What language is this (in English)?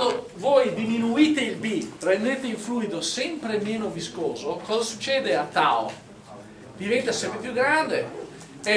Italian